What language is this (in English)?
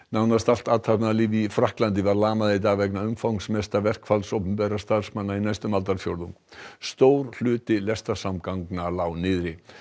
Icelandic